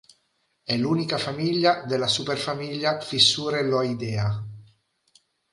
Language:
Italian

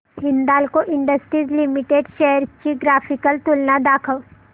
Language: Marathi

